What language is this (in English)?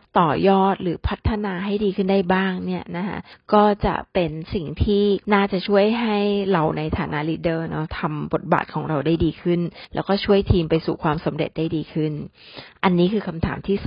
Thai